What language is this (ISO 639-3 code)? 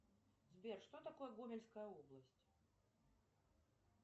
rus